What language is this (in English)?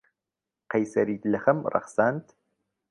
Central Kurdish